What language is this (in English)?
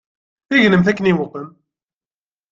Kabyle